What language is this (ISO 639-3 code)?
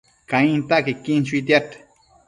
mcf